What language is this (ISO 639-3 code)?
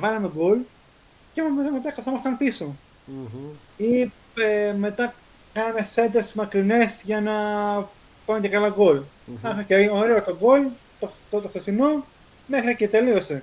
ell